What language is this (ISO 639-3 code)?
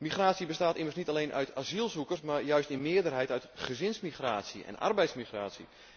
nld